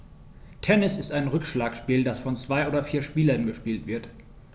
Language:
German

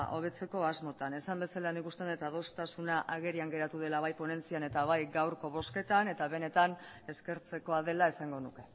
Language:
Basque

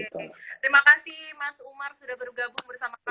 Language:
Indonesian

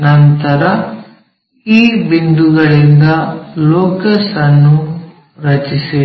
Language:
Kannada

